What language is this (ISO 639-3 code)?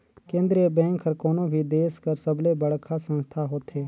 hne